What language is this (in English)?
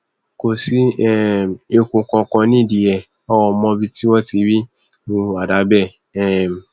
Yoruba